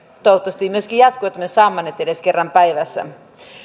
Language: Finnish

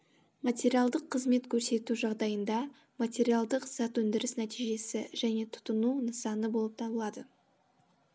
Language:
Kazakh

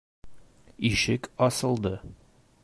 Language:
Bashkir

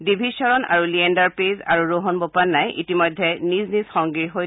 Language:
Assamese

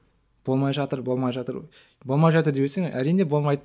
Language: Kazakh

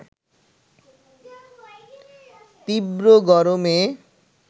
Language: Bangla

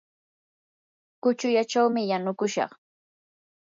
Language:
Yanahuanca Pasco Quechua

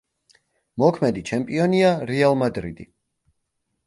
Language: Georgian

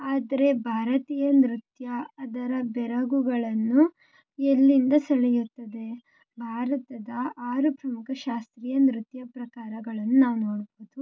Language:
Kannada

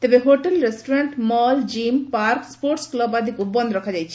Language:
Odia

